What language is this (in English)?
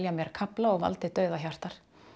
Icelandic